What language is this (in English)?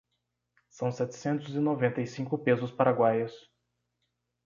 Portuguese